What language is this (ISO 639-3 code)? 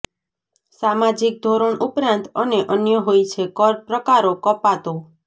guj